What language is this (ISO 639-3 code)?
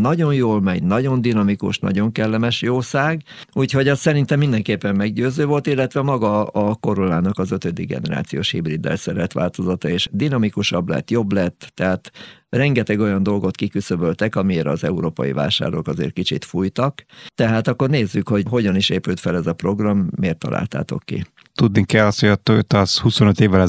hun